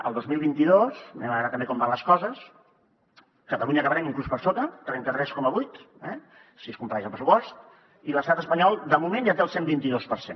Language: Catalan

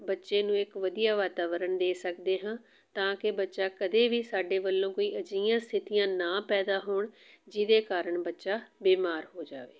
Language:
Punjabi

